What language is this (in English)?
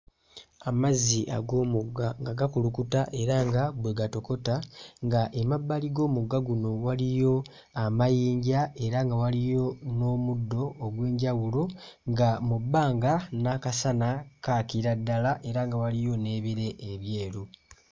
Ganda